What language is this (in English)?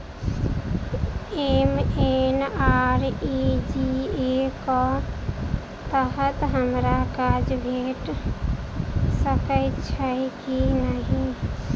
Maithili